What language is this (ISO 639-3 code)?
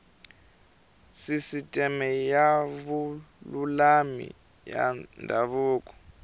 tso